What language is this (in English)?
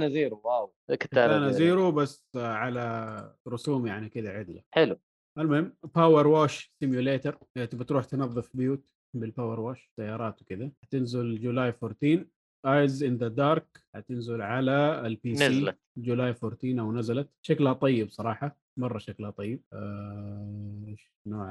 Arabic